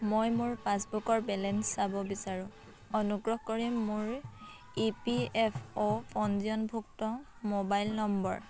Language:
Assamese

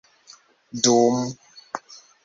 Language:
Esperanto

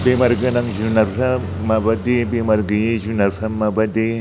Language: Bodo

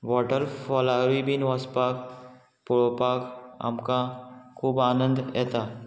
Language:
Konkani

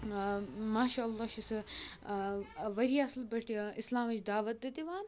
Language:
Kashmiri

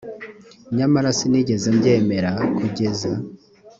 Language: Kinyarwanda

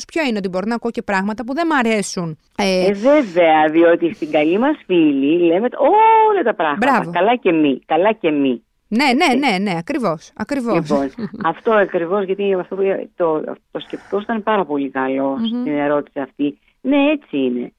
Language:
Greek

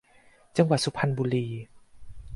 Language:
Thai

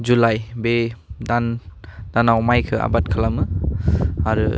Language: Bodo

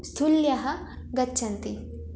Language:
Sanskrit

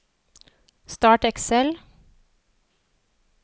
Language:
Norwegian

